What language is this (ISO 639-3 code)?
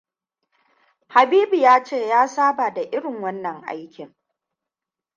hau